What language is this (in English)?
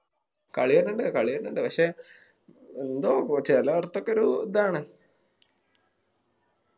Malayalam